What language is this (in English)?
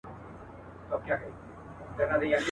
Pashto